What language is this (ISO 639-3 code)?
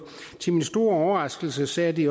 dan